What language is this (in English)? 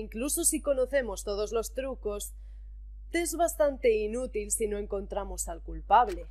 Spanish